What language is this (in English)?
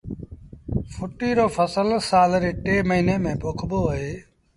Sindhi Bhil